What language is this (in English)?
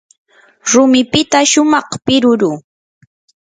Yanahuanca Pasco Quechua